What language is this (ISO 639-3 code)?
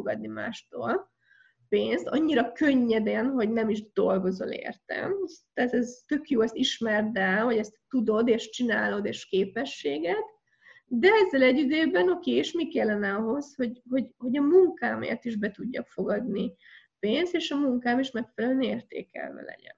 hun